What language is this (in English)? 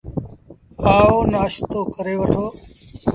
Sindhi Bhil